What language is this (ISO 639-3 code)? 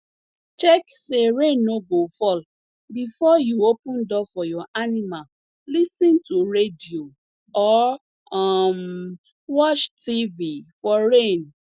pcm